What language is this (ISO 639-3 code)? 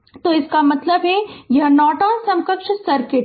hin